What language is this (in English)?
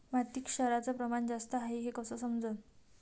Marathi